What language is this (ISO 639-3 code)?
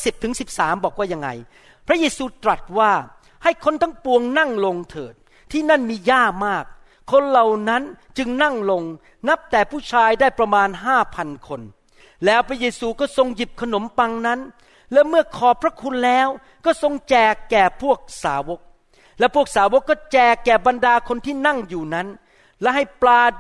tha